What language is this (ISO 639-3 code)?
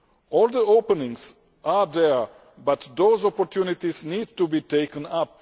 eng